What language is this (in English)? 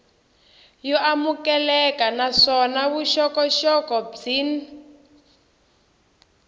Tsonga